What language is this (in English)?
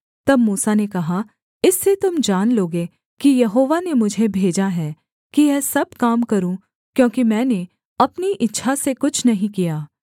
Hindi